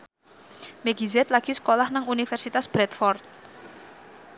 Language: Javanese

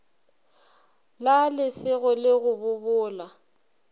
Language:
Northern Sotho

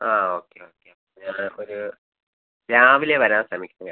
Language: Malayalam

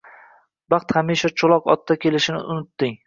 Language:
Uzbek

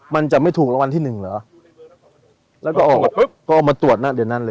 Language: Thai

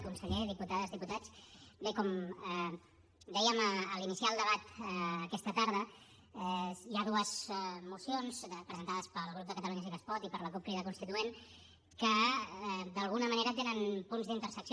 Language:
Catalan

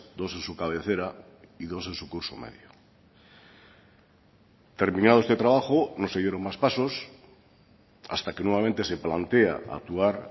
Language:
Spanish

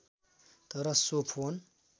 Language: Nepali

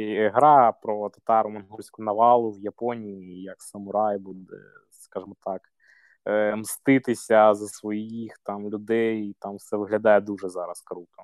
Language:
Ukrainian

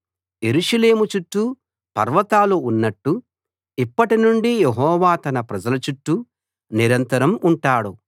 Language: Telugu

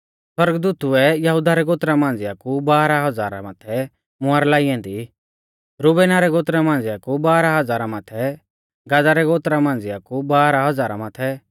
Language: Mahasu Pahari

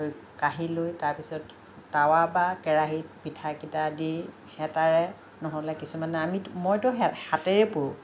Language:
Assamese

